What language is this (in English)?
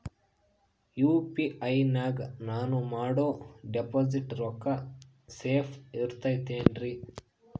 Kannada